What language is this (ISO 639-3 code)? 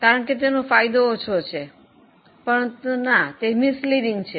guj